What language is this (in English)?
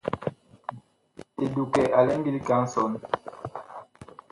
Bakoko